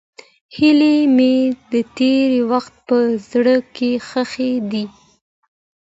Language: Pashto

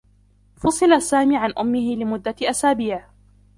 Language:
Arabic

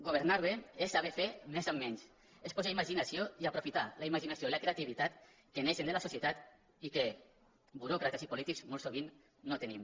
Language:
Catalan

